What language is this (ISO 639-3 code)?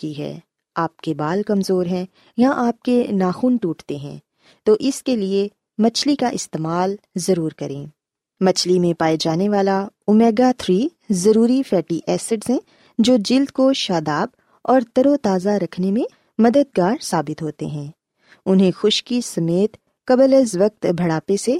urd